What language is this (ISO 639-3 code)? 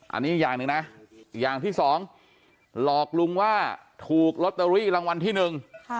tha